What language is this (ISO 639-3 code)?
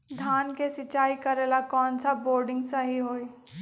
mag